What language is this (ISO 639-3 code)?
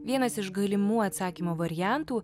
lit